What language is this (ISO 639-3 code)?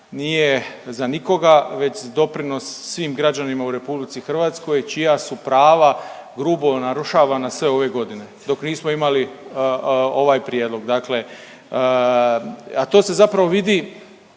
hrv